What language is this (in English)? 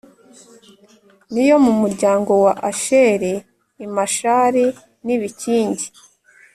Kinyarwanda